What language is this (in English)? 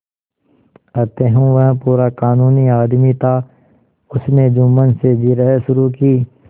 Hindi